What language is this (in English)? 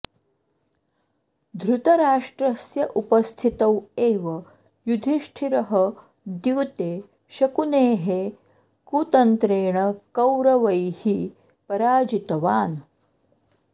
Sanskrit